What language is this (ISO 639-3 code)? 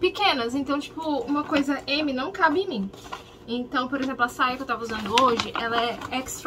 por